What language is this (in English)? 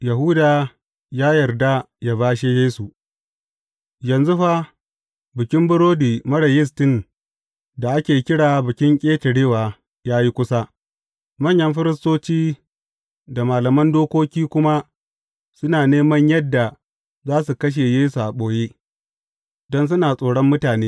Hausa